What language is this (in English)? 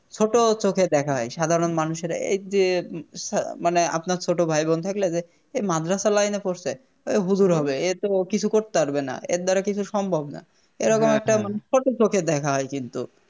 Bangla